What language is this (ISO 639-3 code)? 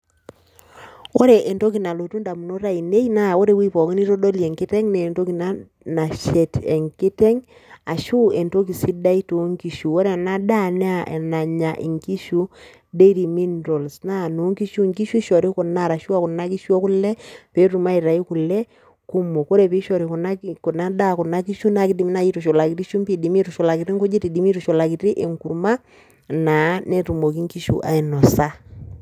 mas